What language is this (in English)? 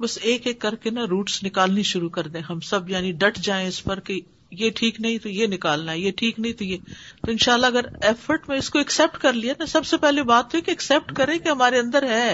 Urdu